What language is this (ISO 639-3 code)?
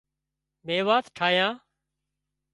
kxp